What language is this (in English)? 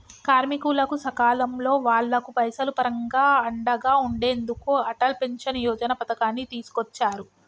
Telugu